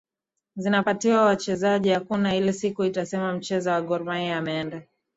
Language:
Swahili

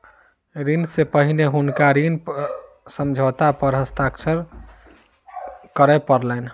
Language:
Maithili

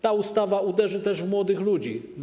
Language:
Polish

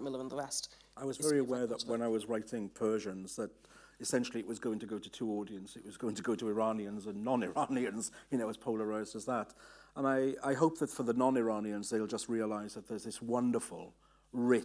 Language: English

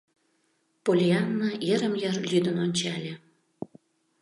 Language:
Mari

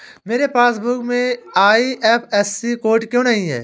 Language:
Hindi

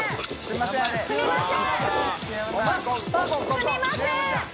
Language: Japanese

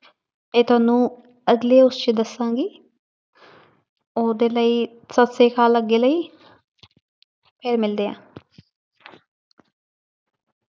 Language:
Punjabi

